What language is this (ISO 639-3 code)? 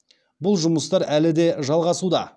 kaz